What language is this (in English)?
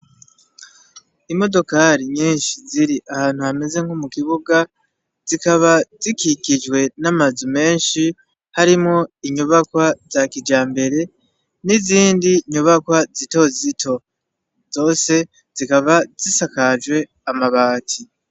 Rundi